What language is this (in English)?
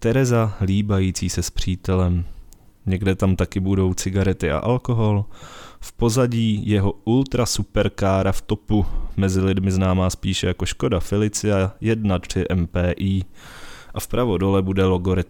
Czech